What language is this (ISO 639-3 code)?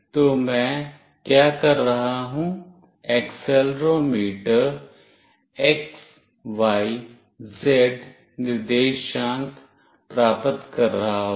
hin